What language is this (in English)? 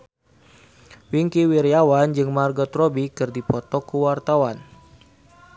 Sundanese